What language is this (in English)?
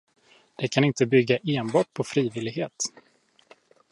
Swedish